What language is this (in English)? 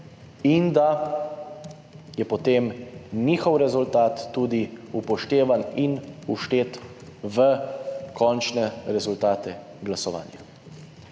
Slovenian